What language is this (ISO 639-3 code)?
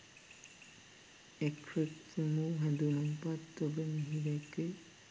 sin